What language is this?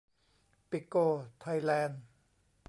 Thai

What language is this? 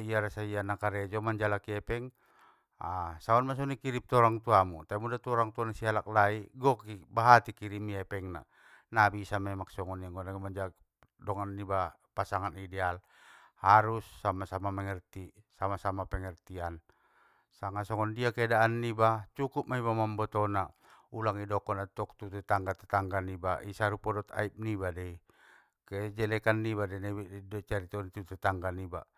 Batak Mandailing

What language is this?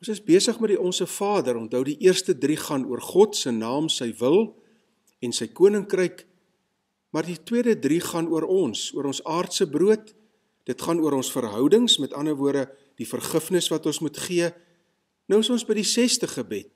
Dutch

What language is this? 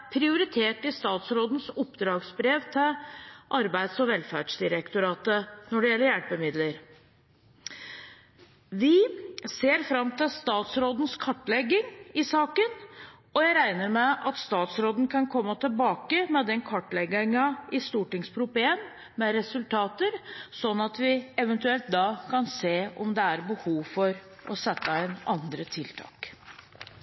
Norwegian Bokmål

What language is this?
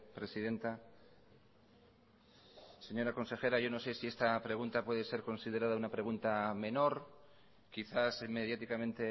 Spanish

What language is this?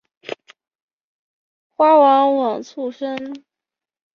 Chinese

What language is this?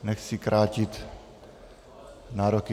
Czech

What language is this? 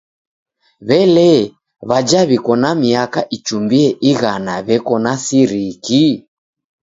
Taita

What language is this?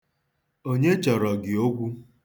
Igbo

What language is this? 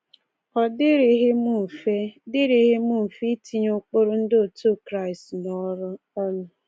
Igbo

